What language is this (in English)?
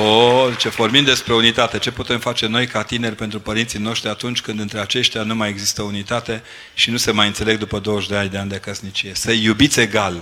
Romanian